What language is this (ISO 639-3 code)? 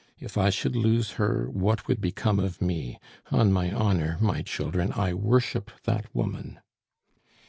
eng